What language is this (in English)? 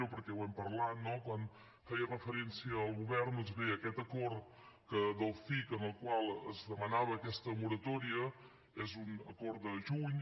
Catalan